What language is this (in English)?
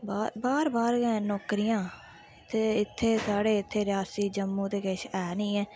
Dogri